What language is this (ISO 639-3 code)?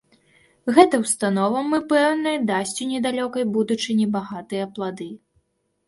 bel